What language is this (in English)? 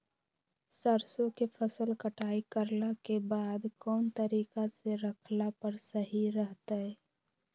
Magahi